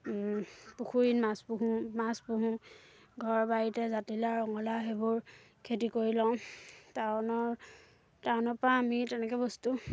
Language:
Assamese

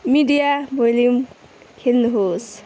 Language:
Nepali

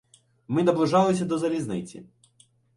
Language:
Ukrainian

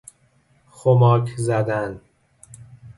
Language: Persian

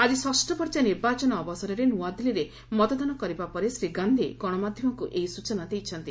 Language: Odia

